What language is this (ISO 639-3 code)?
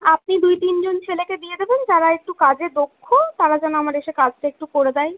ben